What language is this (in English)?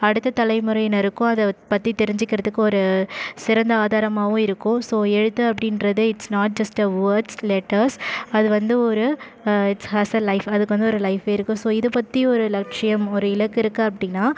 Tamil